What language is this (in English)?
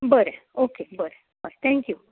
Konkani